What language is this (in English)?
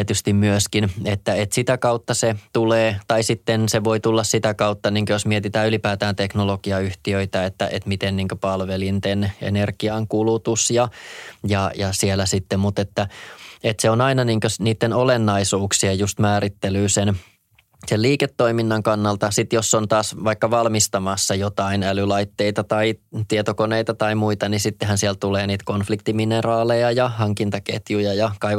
Finnish